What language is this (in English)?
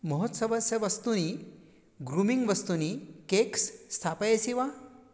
Sanskrit